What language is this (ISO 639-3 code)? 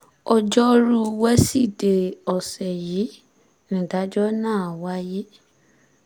yor